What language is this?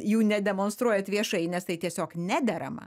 Lithuanian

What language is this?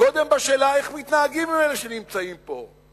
Hebrew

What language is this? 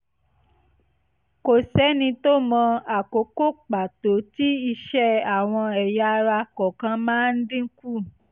Yoruba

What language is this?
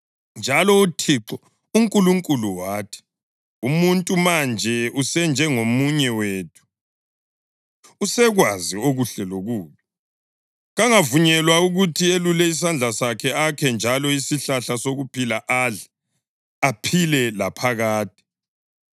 North Ndebele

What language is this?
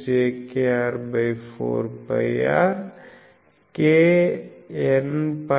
Telugu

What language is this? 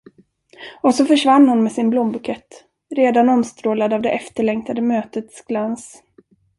Swedish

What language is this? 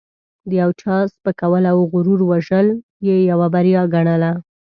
Pashto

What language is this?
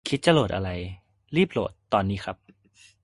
Thai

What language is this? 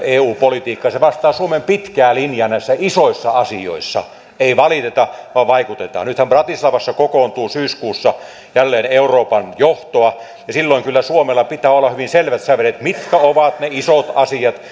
Finnish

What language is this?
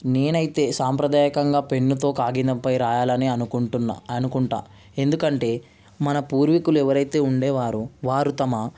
Telugu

